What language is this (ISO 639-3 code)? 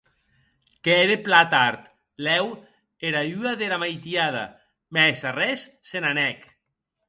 oci